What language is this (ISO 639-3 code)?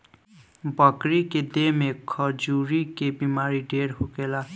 bho